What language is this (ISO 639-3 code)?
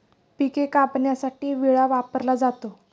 mar